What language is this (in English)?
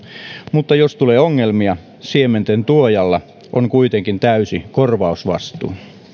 Finnish